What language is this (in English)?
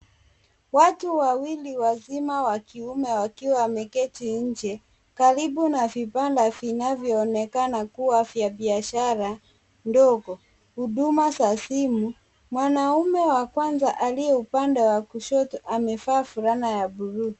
Swahili